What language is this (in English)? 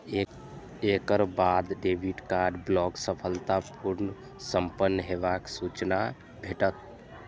Maithili